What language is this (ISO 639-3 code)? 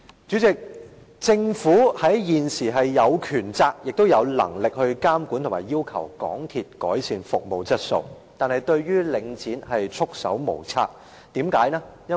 yue